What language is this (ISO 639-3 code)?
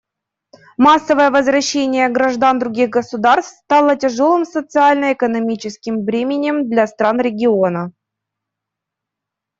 rus